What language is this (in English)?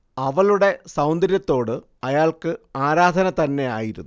Malayalam